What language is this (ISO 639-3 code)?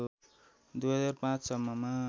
nep